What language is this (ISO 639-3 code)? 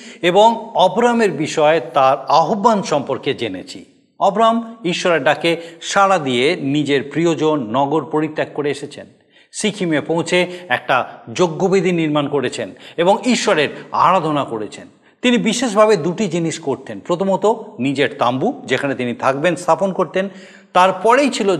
ben